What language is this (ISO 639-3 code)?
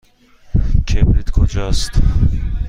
fas